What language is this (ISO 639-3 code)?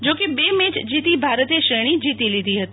guj